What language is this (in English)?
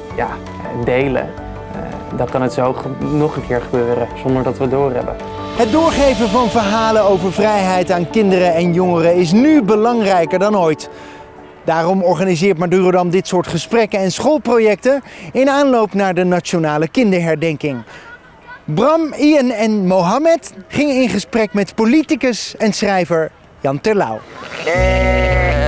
Dutch